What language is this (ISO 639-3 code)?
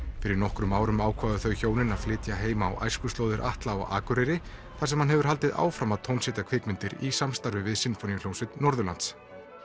isl